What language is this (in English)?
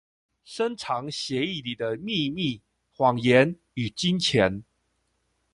Chinese